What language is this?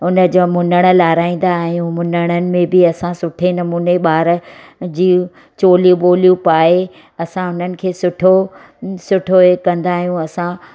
Sindhi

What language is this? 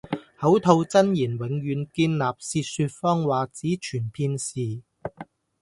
Cantonese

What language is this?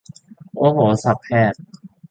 Thai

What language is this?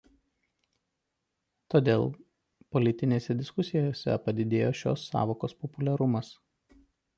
Lithuanian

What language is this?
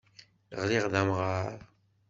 Kabyle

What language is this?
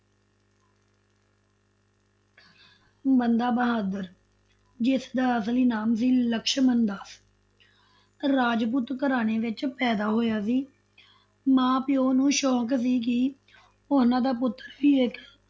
Punjabi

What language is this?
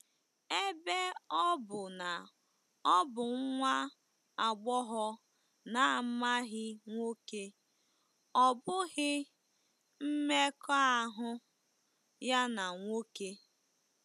Igbo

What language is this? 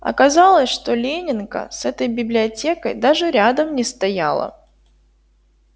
Russian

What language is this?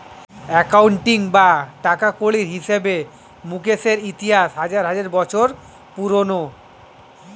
Bangla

